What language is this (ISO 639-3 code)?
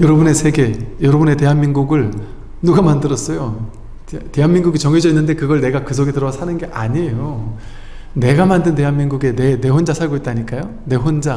kor